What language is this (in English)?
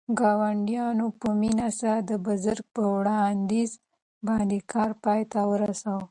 Pashto